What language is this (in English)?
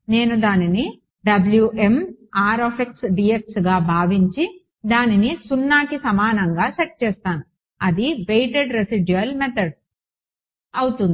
Telugu